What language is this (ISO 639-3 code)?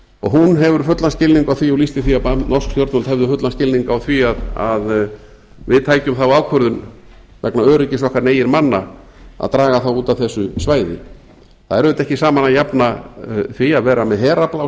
isl